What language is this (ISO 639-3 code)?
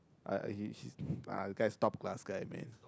eng